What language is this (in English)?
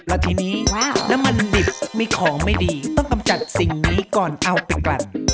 Thai